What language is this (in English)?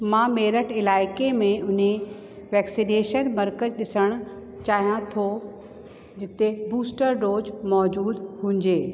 Sindhi